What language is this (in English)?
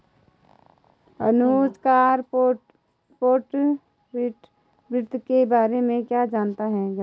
Hindi